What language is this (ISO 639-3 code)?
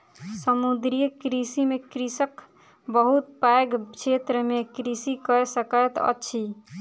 mai